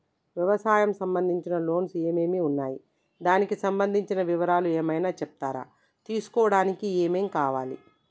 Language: Telugu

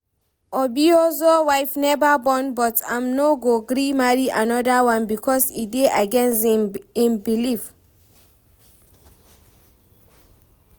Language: Nigerian Pidgin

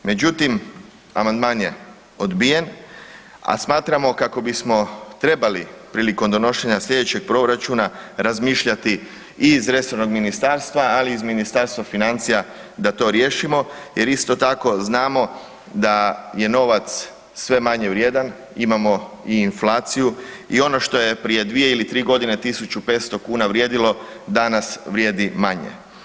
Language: Croatian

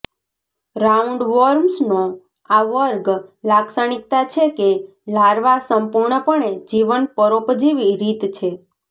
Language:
Gujarati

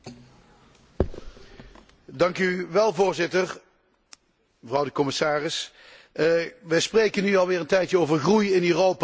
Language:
Dutch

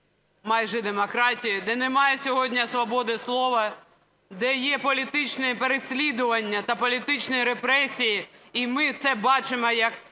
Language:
Ukrainian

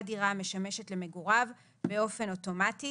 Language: Hebrew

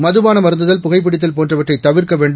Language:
Tamil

